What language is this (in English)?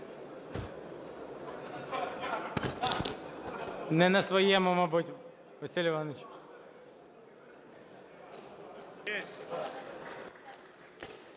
Ukrainian